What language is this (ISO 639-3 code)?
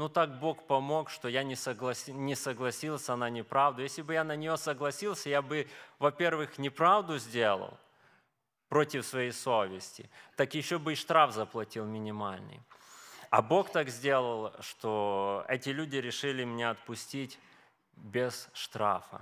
rus